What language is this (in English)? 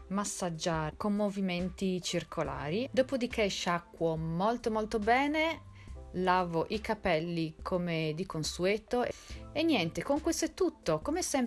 Italian